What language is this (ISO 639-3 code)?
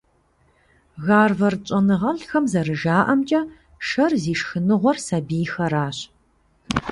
kbd